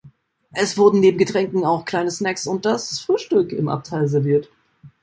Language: German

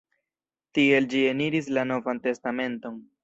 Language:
Esperanto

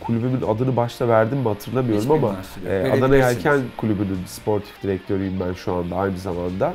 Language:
Turkish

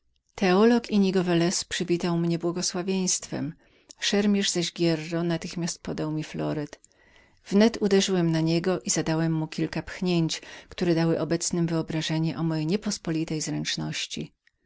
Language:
Polish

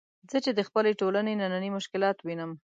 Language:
Pashto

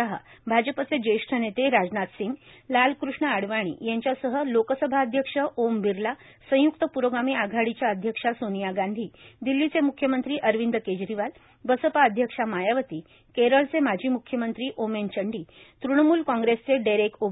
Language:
Marathi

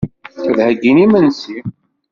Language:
Kabyle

